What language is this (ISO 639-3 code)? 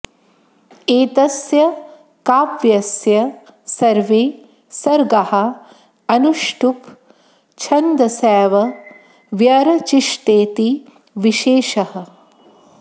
san